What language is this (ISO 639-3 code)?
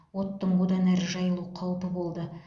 kaz